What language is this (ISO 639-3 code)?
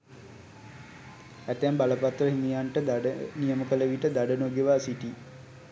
sin